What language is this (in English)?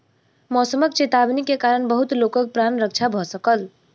Maithili